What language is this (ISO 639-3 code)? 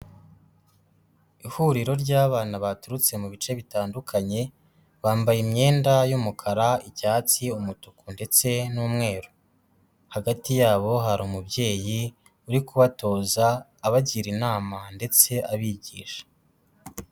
kin